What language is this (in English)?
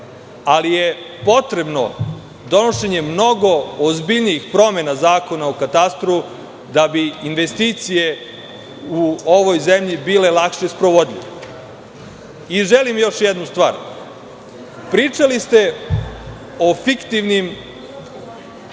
Serbian